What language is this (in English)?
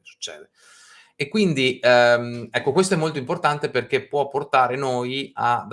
Italian